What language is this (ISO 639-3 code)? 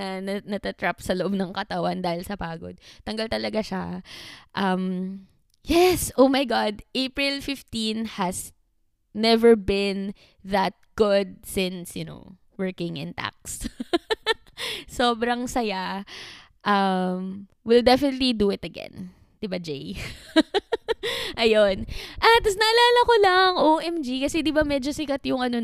fil